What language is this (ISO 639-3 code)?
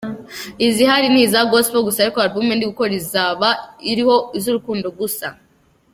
kin